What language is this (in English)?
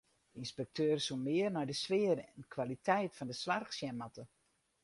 Western Frisian